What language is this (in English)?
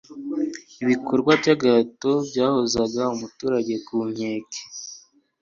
Kinyarwanda